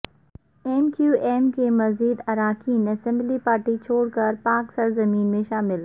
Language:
Urdu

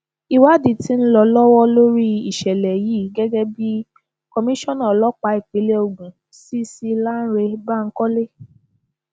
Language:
Yoruba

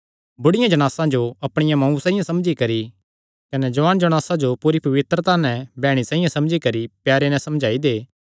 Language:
Kangri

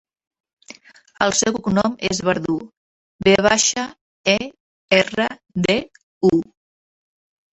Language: Catalan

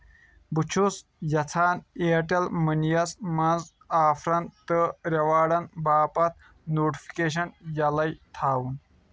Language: Kashmiri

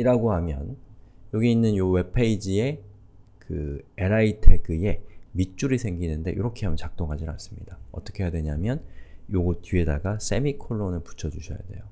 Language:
Korean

